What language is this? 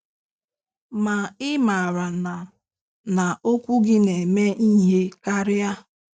Igbo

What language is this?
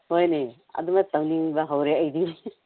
Manipuri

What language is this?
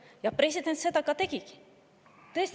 Estonian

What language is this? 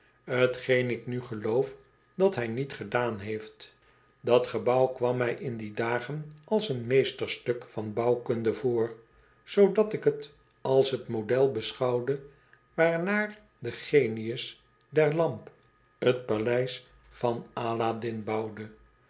Dutch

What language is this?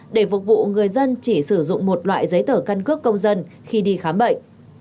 Vietnamese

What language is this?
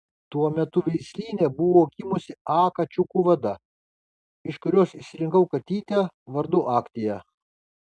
Lithuanian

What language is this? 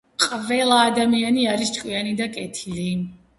Georgian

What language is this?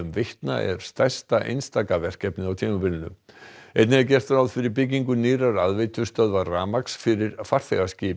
Icelandic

